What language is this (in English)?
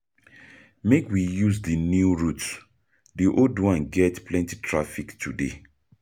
Nigerian Pidgin